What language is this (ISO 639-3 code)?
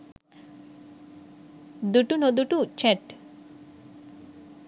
sin